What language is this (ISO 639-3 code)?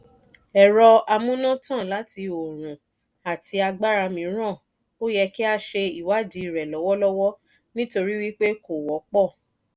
yor